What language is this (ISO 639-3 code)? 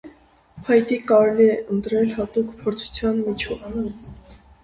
hye